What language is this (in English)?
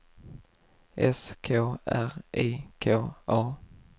Swedish